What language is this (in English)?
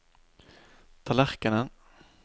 Norwegian